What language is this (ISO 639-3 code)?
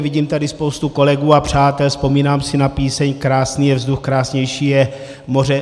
ces